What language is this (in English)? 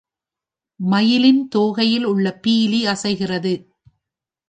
Tamil